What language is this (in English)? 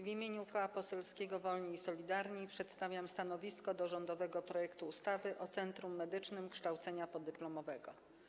Polish